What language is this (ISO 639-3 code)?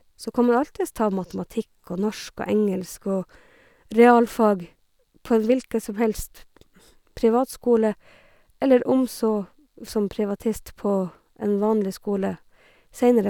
nor